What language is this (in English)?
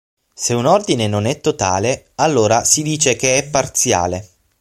Italian